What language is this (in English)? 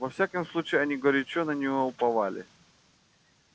Russian